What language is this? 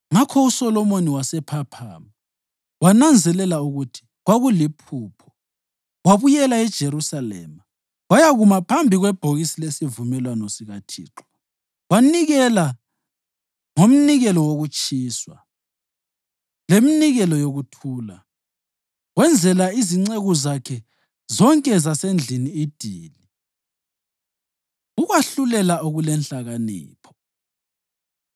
North Ndebele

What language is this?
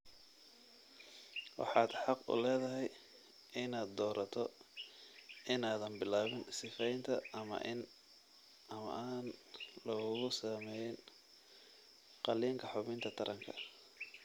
Somali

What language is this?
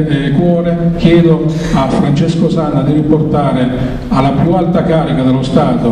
Italian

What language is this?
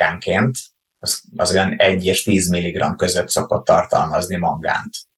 Hungarian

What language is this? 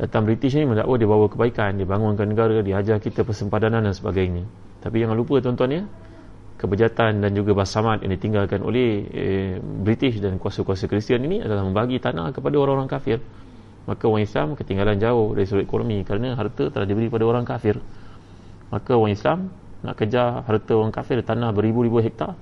Malay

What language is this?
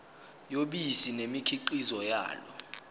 Zulu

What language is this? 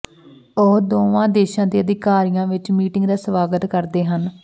Punjabi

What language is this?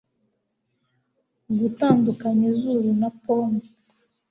Kinyarwanda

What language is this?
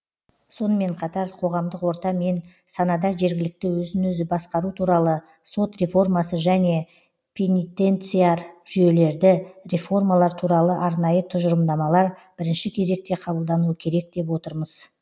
Kazakh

